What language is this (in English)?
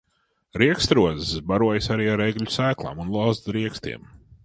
Latvian